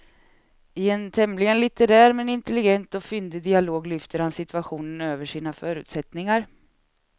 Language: Swedish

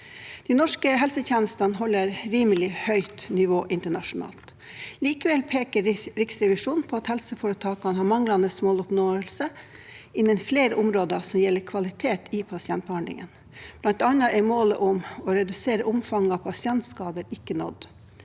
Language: Norwegian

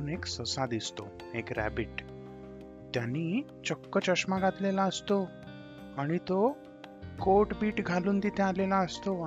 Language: Marathi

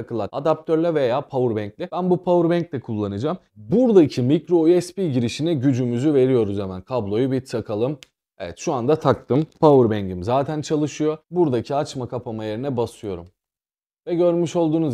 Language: Turkish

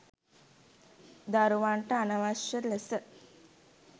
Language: Sinhala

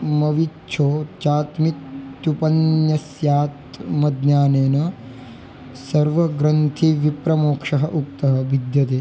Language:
Sanskrit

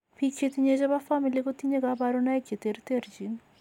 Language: Kalenjin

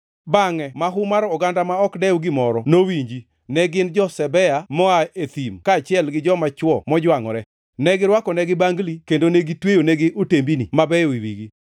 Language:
Luo (Kenya and Tanzania)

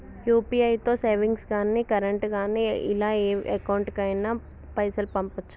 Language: Telugu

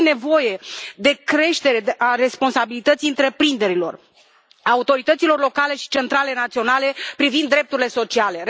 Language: Romanian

